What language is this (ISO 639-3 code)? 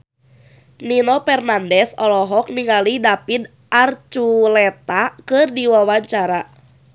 sun